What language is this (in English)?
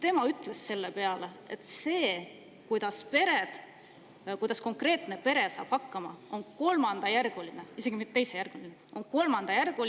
Estonian